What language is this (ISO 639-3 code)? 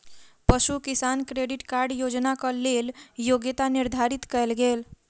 mai